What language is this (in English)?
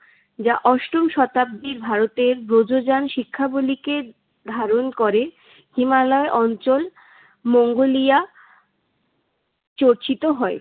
Bangla